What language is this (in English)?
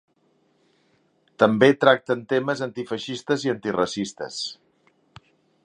Catalan